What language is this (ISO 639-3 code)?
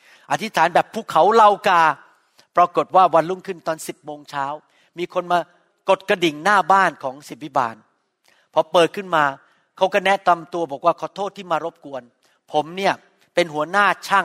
tha